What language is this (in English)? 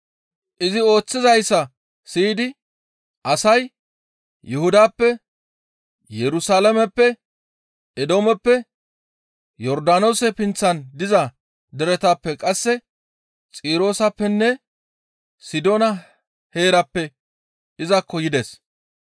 Gamo